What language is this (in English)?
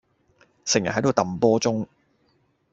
Cantonese